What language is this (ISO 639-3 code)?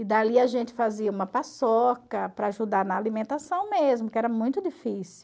por